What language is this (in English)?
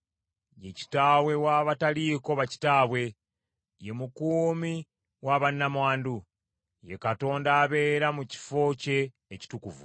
Ganda